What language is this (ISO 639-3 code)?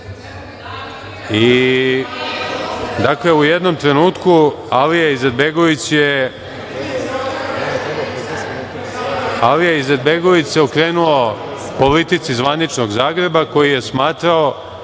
srp